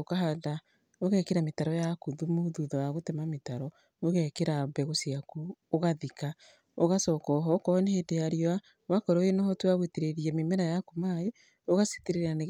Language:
Kikuyu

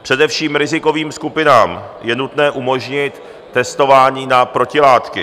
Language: Czech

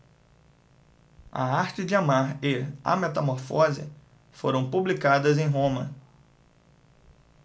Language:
Portuguese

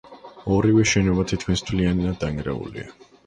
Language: Georgian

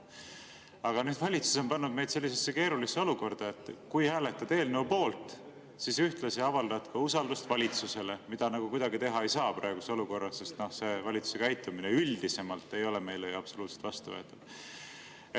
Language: Estonian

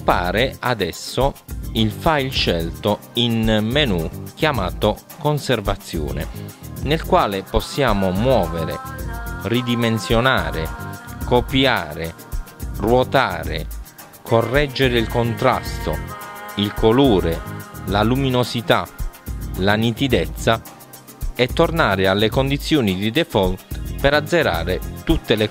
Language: Italian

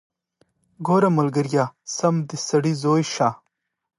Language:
Pashto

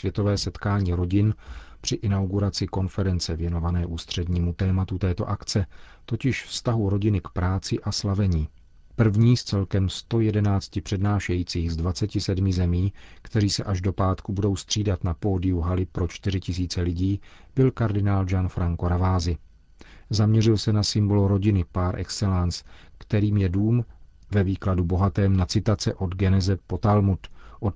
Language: Czech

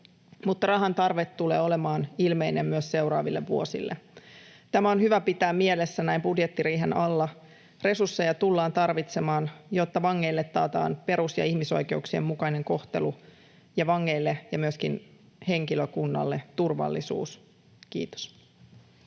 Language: Finnish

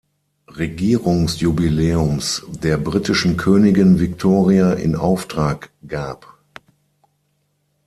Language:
German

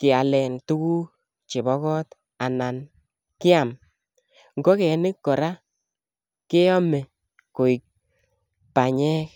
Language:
Kalenjin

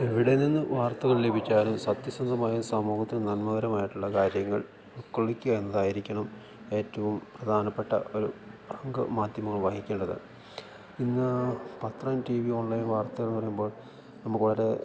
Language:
Malayalam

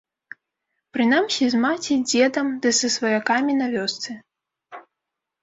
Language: Belarusian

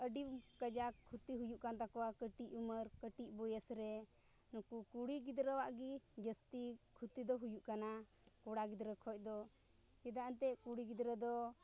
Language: Santali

